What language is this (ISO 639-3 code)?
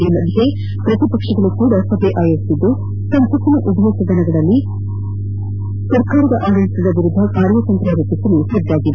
kan